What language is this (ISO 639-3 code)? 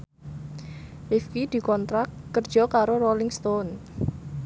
jav